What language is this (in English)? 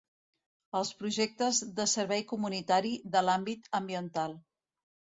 Catalan